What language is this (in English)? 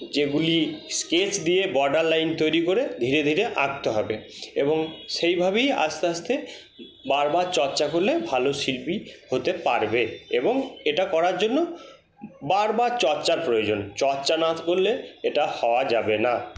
Bangla